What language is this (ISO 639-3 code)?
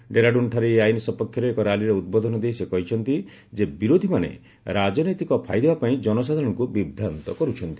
ori